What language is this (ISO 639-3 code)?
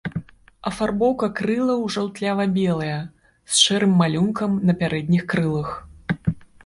bel